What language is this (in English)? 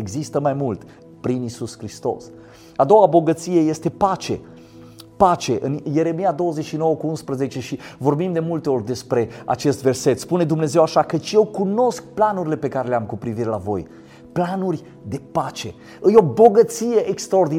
Romanian